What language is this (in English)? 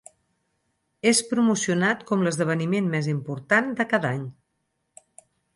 Catalan